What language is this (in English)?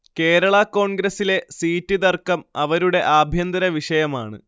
Malayalam